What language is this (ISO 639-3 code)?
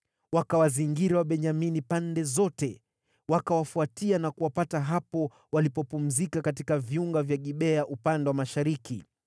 swa